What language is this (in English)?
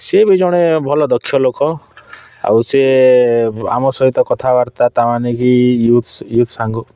Odia